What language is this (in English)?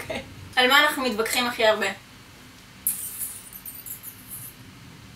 Hebrew